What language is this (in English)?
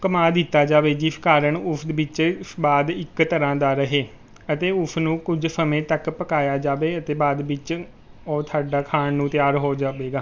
Punjabi